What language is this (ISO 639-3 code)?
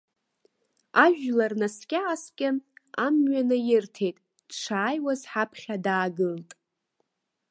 abk